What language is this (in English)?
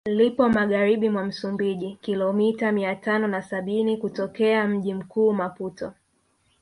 Swahili